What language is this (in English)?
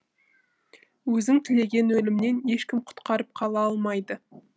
Kazakh